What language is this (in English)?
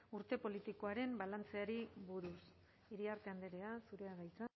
Basque